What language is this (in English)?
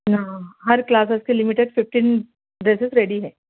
Urdu